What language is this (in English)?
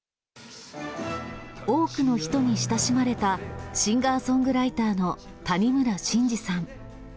Japanese